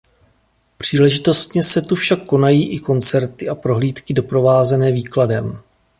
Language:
Czech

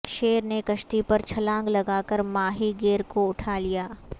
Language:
Urdu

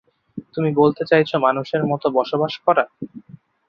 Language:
Bangla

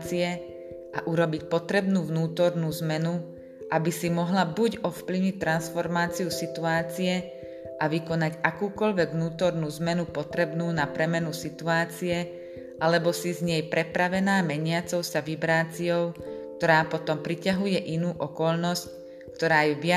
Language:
Slovak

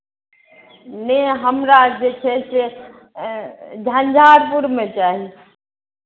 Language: Maithili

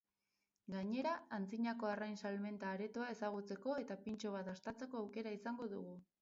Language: Basque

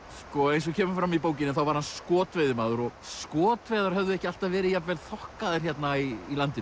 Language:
Icelandic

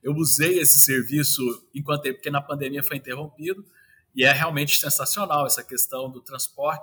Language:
Portuguese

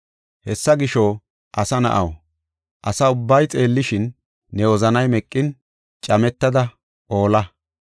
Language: Gofa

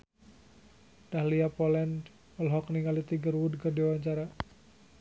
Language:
Sundanese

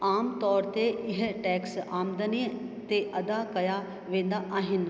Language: Sindhi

